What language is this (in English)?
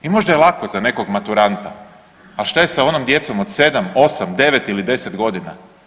Croatian